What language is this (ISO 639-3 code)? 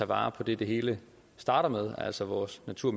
dan